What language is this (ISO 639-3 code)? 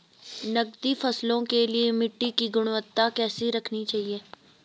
hin